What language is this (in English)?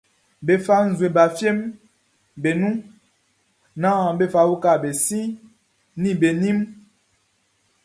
Baoulé